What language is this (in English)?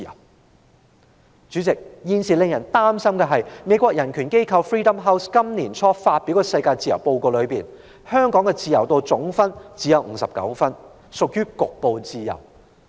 Cantonese